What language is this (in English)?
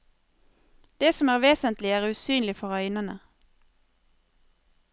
Norwegian